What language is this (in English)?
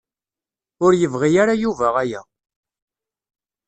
Kabyle